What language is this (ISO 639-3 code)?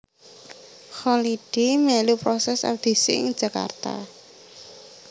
jav